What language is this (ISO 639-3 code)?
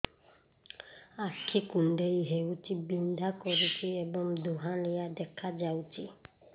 ori